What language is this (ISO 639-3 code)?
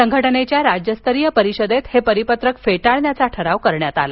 mar